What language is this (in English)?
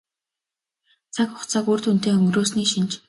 Mongolian